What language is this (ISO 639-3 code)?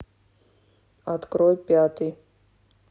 rus